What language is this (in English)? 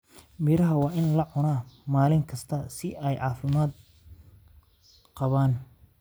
Somali